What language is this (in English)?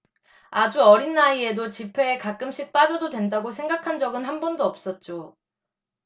Korean